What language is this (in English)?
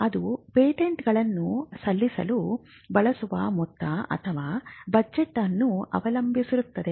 Kannada